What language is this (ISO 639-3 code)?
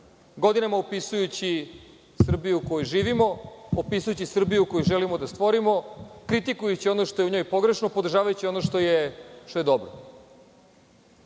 srp